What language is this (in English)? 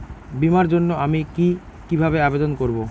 Bangla